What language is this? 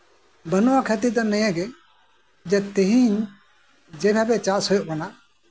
Santali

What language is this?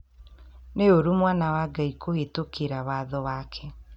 Kikuyu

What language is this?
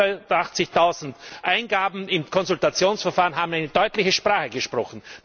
German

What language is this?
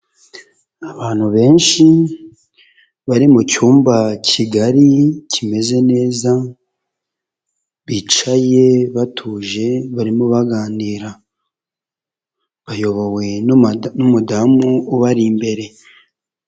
Kinyarwanda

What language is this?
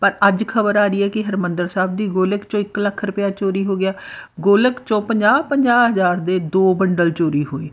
Punjabi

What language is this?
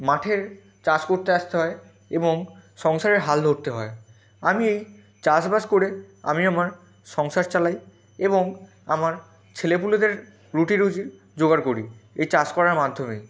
Bangla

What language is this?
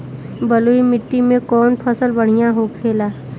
Bhojpuri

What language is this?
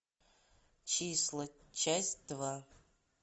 Russian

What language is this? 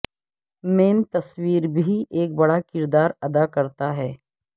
Urdu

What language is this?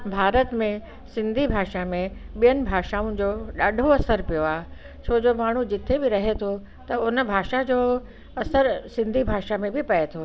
Sindhi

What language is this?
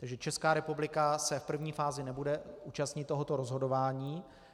Czech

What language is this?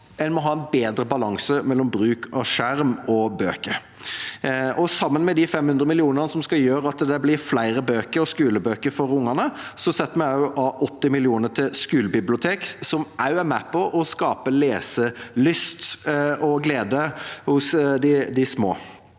Norwegian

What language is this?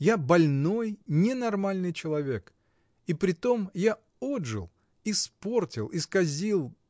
Russian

